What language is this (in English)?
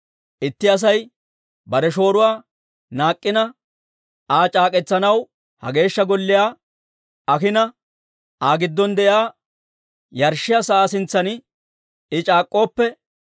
Dawro